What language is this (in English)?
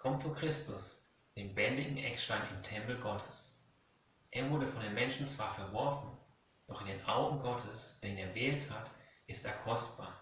German